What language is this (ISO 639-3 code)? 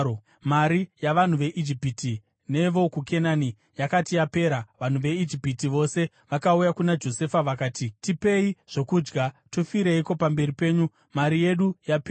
sna